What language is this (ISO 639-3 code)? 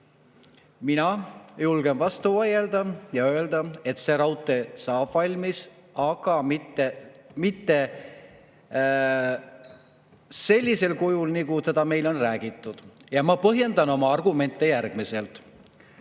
est